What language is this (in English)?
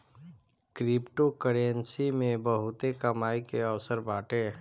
Bhojpuri